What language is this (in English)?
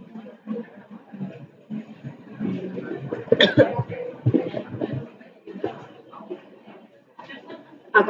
Vietnamese